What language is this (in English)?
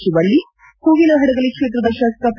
Kannada